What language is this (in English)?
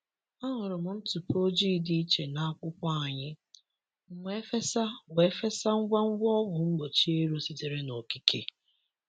Igbo